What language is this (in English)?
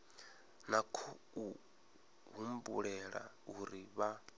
Venda